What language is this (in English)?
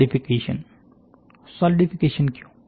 Hindi